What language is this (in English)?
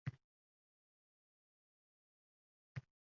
Uzbek